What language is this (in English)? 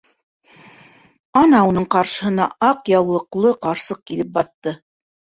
Bashkir